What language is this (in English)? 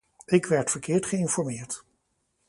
Dutch